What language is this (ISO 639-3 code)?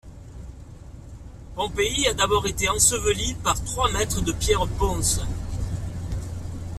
fra